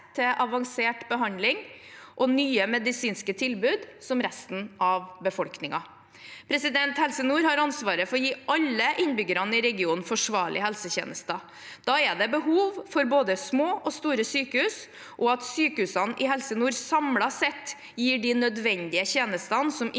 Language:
Norwegian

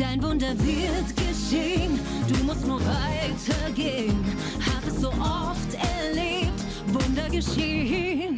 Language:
German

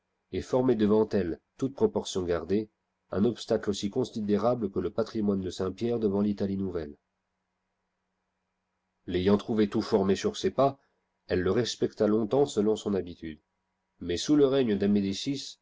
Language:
French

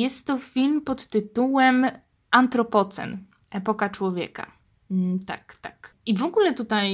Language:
Polish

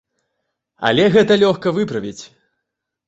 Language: Belarusian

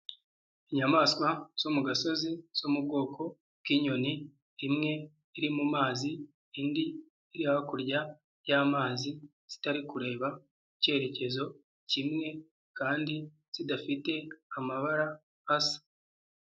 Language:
Kinyarwanda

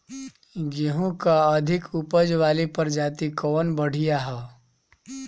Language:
Bhojpuri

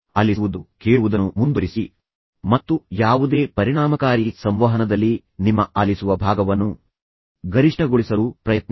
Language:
Kannada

